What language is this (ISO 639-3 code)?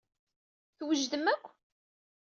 kab